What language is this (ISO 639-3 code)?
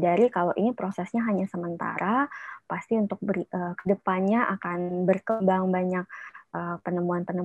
ind